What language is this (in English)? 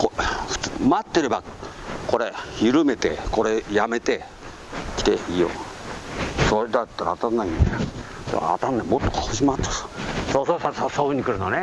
Japanese